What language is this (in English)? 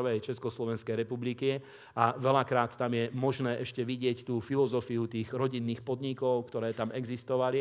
Slovak